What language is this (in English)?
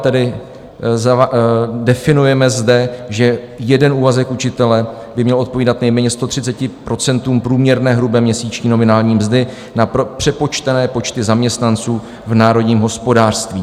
Czech